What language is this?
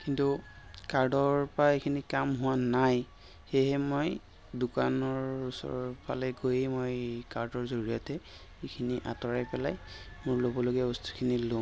Assamese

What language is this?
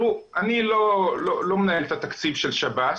Hebrew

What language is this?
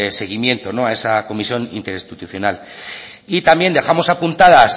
Spanish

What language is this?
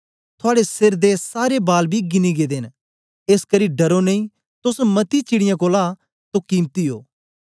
Dogri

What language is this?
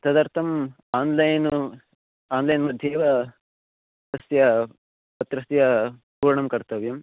Sanskrit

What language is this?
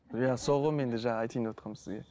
Kazakh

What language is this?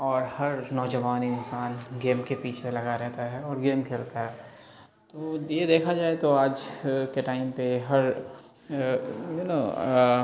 Urdu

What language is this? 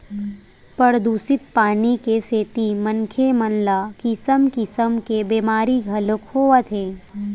Chhattisgarhi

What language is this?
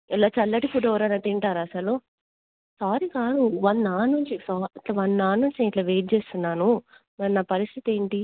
Telugu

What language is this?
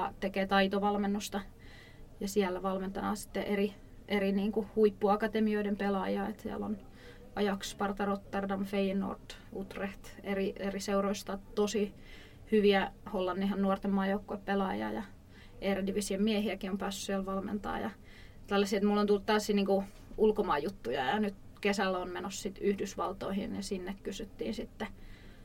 Finnish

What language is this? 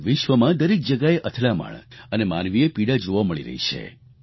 Gujarati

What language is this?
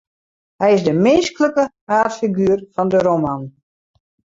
Western Frisian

